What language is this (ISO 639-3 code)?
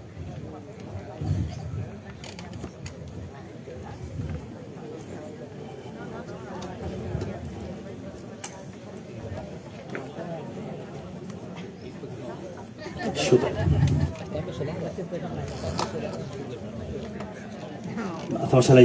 spa